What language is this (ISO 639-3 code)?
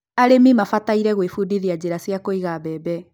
kik